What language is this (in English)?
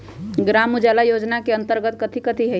Magahi